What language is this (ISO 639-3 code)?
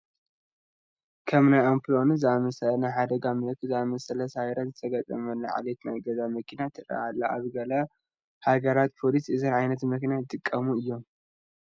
tir